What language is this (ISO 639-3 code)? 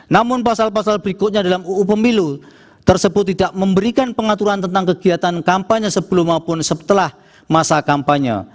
ind